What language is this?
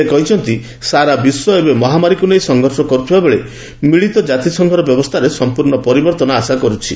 Odia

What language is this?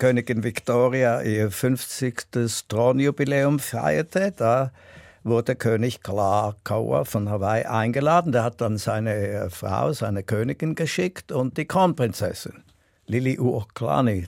German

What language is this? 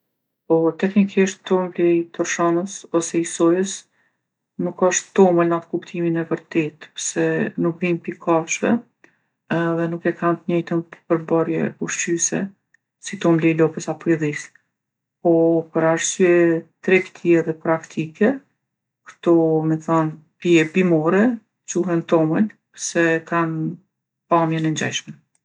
Gheg Albanian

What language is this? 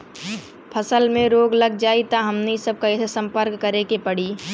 Bhojpuri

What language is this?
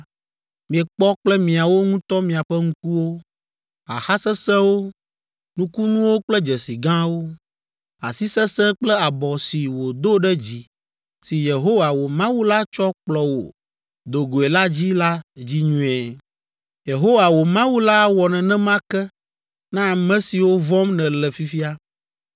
Ewe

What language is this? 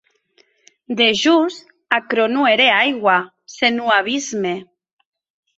Occitan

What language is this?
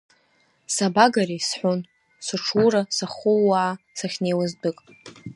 Abkhazian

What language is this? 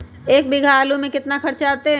Magahi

